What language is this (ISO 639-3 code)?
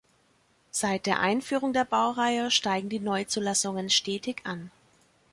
deu